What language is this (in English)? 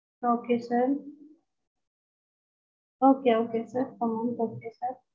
Tamil